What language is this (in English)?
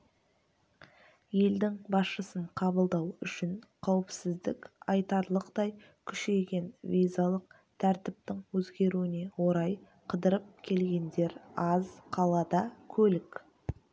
Kazakh